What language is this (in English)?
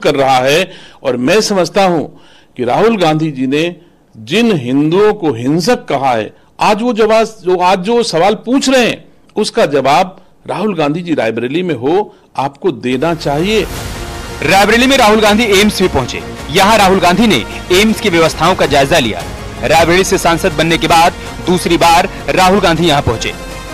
Hindi